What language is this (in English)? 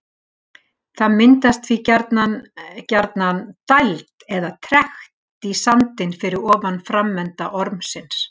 Icelandic